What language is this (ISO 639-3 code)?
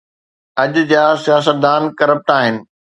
snd